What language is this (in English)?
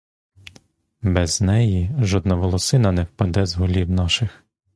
Ukrainian